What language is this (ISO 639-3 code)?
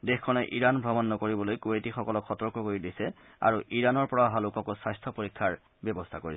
asm